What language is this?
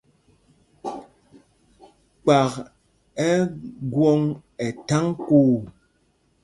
Mpumpong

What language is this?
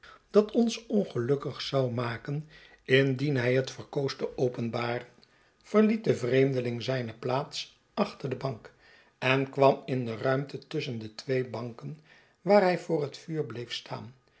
Dutch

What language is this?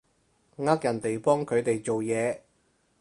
Cantonese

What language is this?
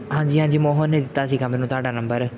Punjabi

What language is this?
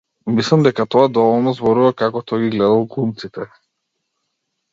Macedonian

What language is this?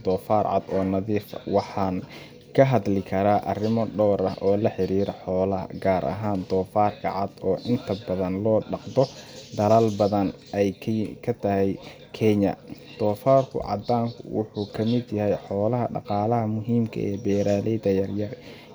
Somali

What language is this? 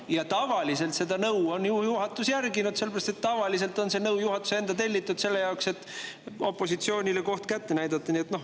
Estonian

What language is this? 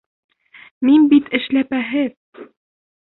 Bashkir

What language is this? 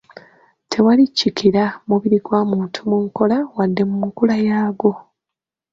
Ganda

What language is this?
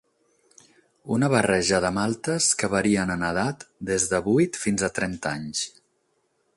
Catalan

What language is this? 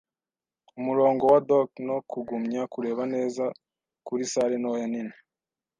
Kinyarwanda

